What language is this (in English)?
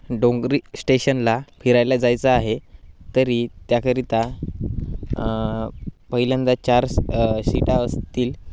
Marathi